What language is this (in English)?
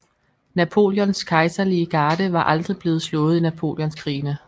Danish